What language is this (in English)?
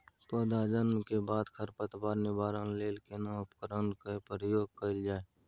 Maithili